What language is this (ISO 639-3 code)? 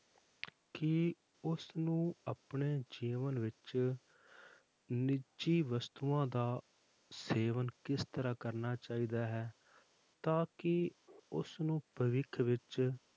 pan